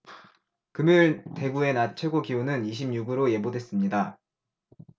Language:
Korean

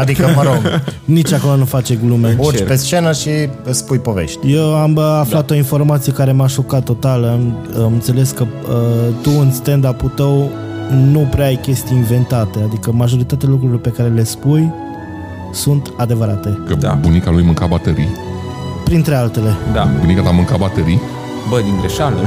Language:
Romanian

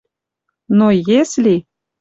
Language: Western Mari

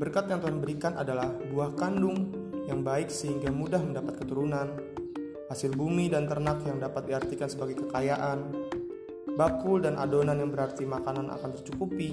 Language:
Indonesian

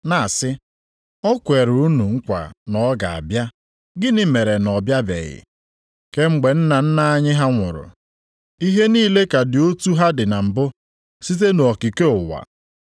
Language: Igbo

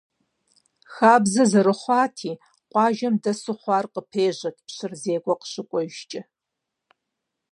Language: Kabardian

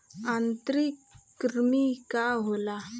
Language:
Bhojpuri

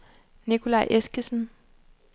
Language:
Danish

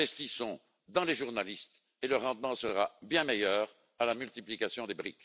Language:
French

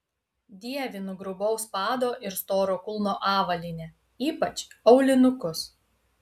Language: Lithuanian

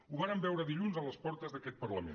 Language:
Catalan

